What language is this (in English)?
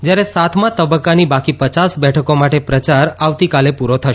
Gujarati